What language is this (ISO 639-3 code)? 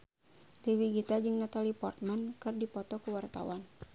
sun